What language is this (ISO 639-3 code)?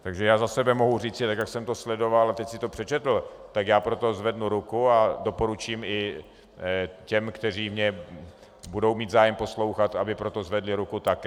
ces